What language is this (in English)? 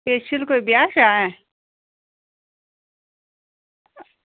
Dogri